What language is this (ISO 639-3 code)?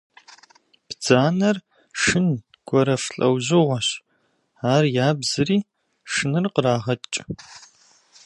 kbd